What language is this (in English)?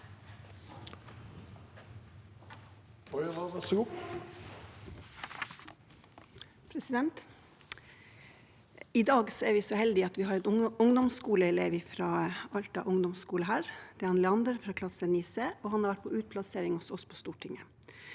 Norwegian